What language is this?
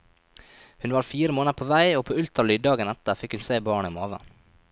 Norwegian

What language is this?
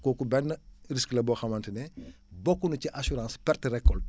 Wolof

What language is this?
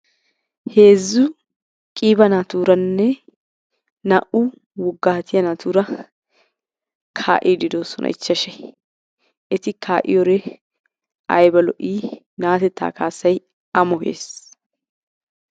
Wolaytta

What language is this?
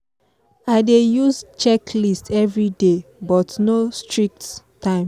Nigerian Pidgin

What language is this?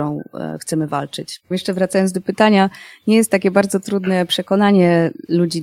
Polish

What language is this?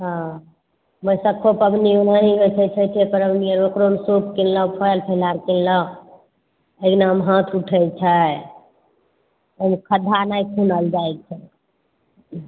Maithili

